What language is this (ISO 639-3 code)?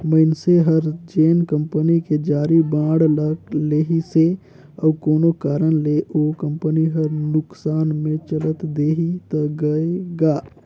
hne